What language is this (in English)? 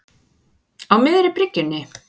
Icelandic